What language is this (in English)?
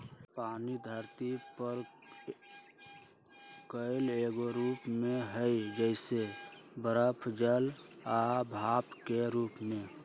Magahi